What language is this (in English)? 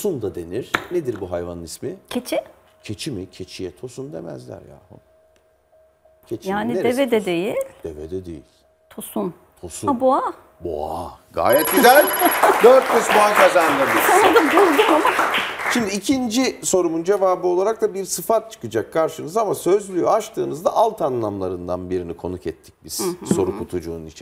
Turkish